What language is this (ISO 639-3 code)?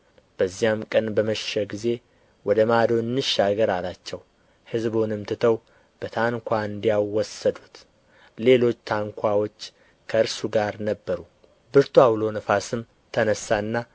amh